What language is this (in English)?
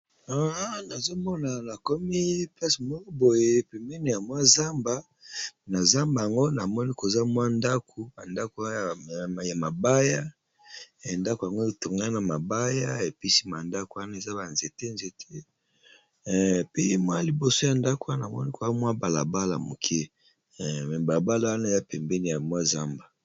Lingala